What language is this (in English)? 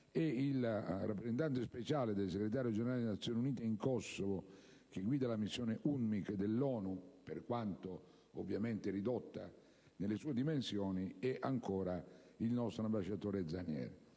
Italian